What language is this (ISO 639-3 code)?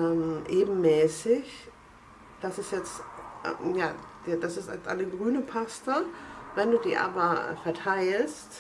deu